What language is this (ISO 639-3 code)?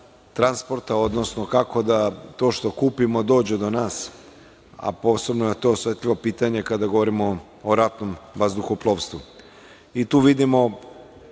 srp